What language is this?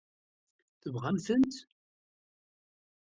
Kabyle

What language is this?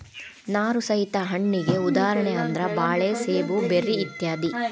Kannada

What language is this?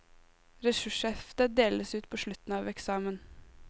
Norwegian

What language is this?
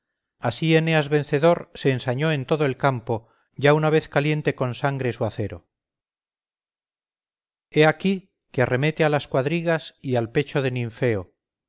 Spanish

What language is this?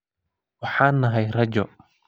Somali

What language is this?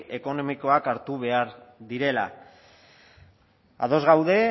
Basque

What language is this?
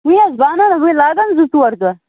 Kashmiri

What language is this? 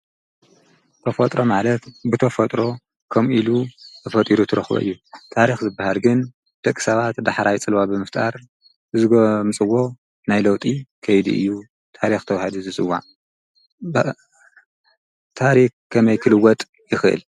Tigrinya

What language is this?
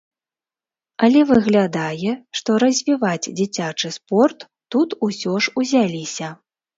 Belarusian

